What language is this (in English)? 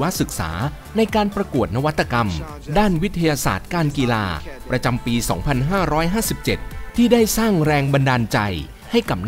Thai